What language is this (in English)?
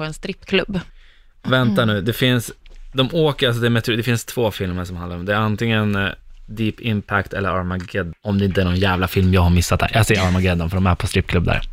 Swedish